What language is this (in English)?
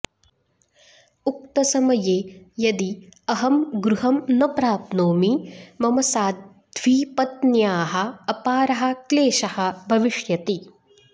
Sanskrit